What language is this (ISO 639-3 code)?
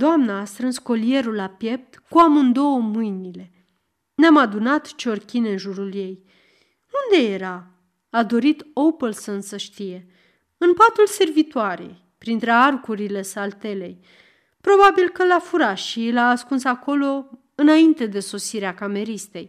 ron